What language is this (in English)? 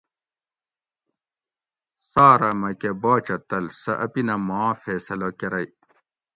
Gawri